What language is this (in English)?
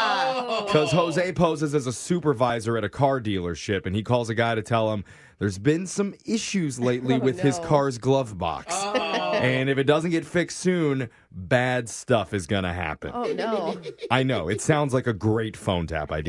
English